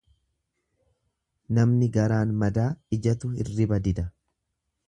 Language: Oromo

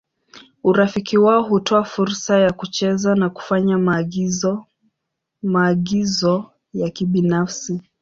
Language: Swahili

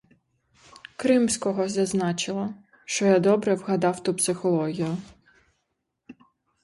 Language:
Ukrainian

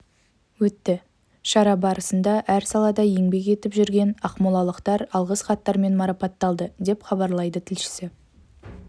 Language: Kazakh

